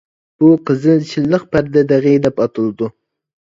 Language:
Uyghur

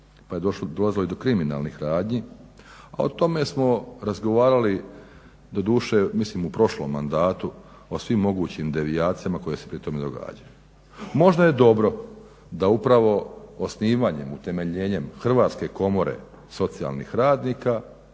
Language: Croatian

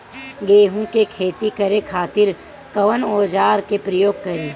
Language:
Bhojpuri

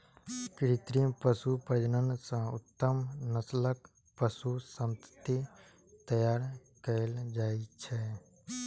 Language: Maithili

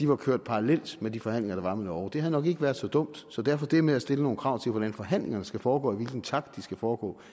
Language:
Danish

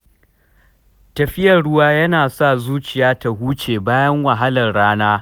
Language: Hausa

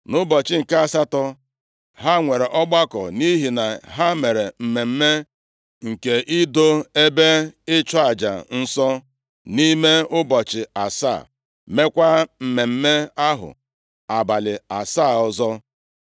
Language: Igbo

